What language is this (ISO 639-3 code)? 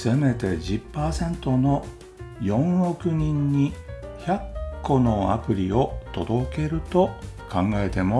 jpn